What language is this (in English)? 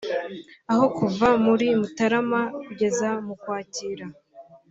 Kinyarwanda